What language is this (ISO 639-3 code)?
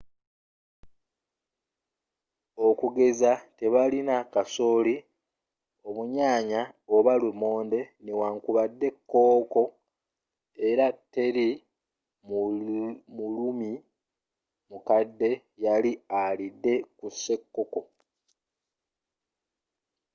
lug